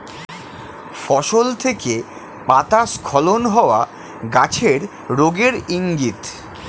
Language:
Bangla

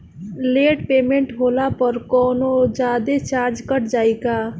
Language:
Bhojpuri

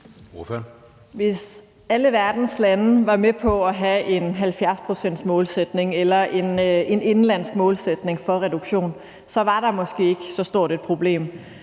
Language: Danish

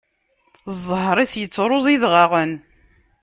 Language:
Kabyle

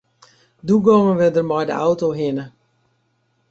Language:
Western Frisian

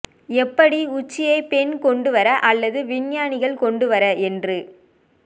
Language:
Tamil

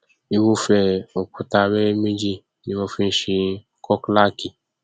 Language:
Yoruba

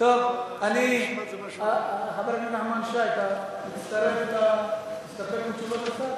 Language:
Hebrew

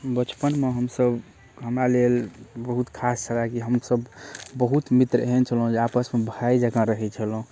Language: Maithili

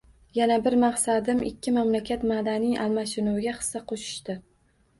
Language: Uzbek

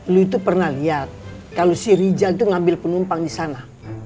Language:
Indonesian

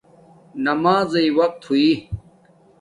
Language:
Domaaki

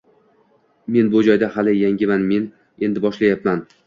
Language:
Uzbek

